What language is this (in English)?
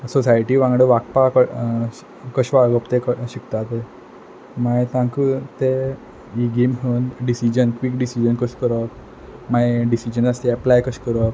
Konkani